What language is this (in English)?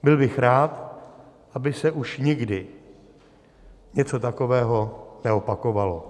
Czech